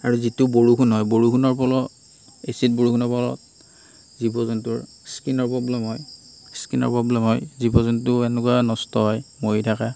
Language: Assamese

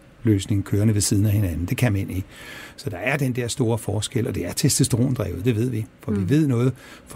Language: Danish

